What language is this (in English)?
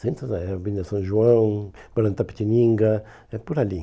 Portuguese